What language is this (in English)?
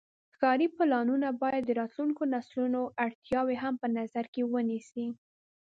Pashto